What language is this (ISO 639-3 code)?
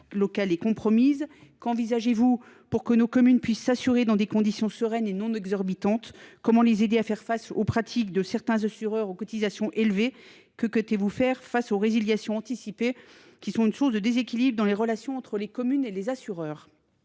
fra